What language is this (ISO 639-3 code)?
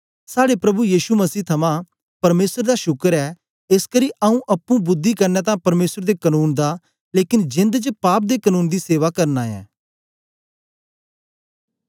doi